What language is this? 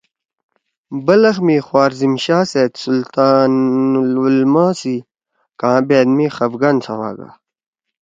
Torwali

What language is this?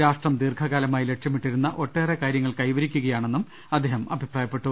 Malayalam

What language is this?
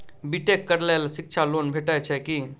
Maithili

